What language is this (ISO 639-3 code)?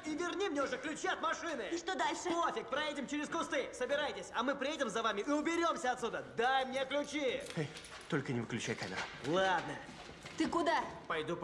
rus